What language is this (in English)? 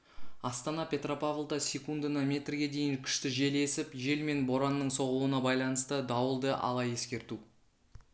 Kazakh